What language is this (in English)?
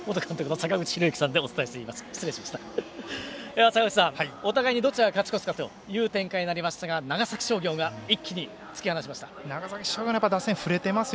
Japanese